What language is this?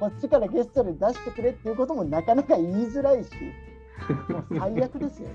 Japanese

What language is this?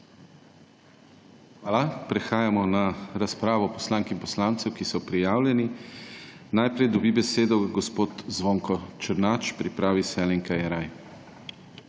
Slovenian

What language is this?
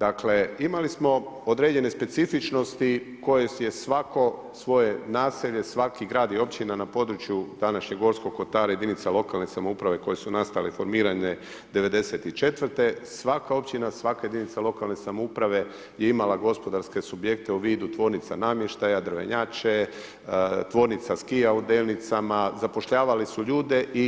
Croatian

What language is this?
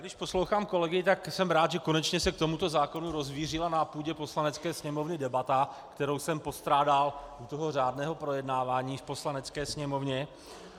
Czech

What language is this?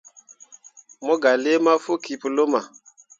Mundang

